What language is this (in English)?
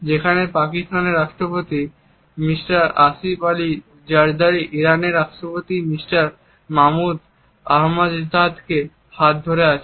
Bangla